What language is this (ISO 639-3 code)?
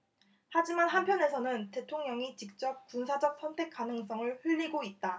kor